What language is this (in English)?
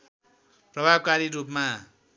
Nepali